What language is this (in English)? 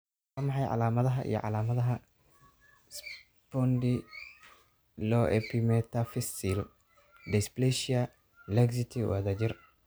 Somali